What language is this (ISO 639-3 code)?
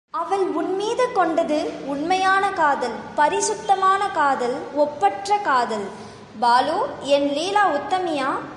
tam